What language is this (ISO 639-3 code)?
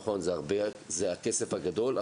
heb